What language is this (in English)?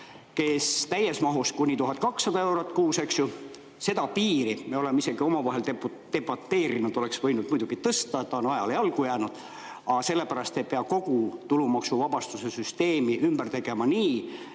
Estonian